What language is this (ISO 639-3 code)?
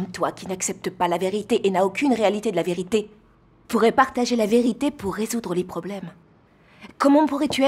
fra